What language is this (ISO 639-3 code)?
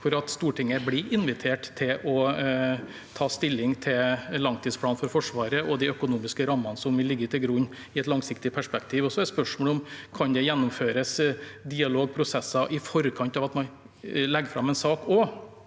nor